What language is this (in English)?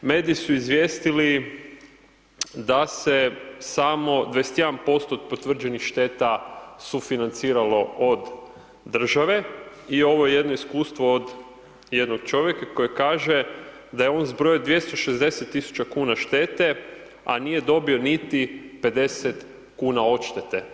Croatian